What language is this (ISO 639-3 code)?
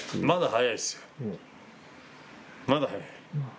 jpn